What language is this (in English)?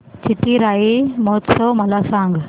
Marathi